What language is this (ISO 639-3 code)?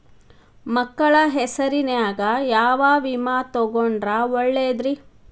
kan